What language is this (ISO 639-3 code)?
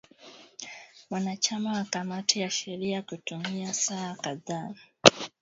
swa